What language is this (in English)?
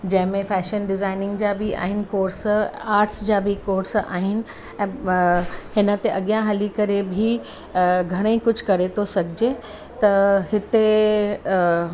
Sindhi